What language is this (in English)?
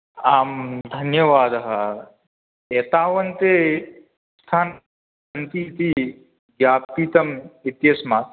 Sanskrit